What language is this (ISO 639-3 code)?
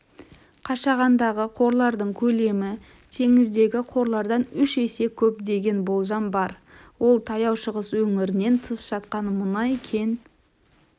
kaz